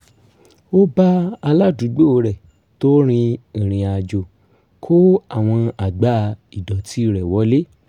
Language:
Yoruba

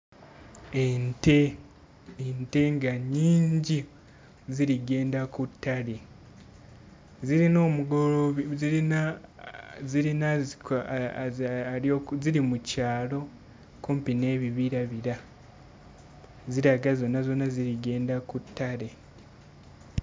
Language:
Ganda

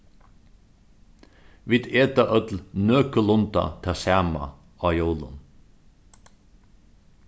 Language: Faroese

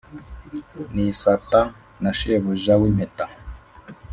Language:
Kinyarwanda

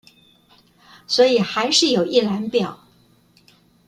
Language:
Chinese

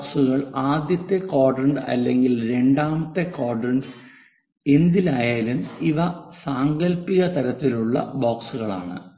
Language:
Malayalam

